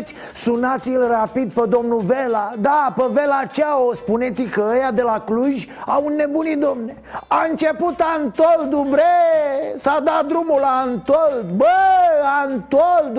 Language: Romanian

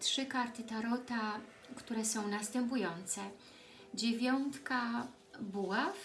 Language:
Polish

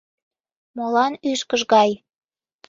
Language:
Mari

